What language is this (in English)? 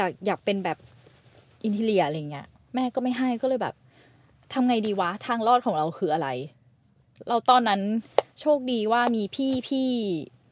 Thai